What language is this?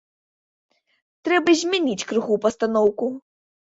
Belarusian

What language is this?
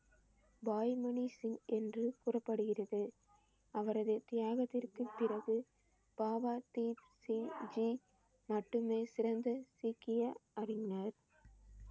Tamil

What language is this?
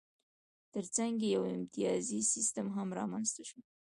Pashto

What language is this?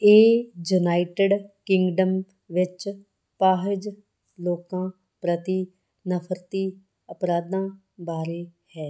Punjabi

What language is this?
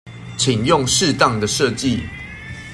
Chinese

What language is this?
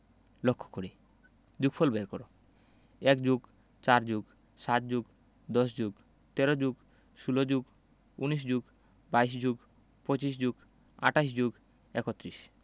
Bangla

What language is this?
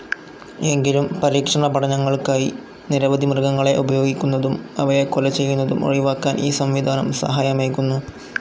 Malayalam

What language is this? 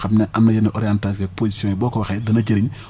Wolof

